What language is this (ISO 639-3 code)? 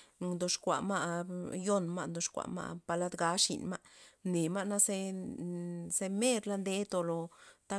ztp